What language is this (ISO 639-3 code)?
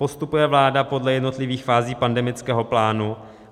ces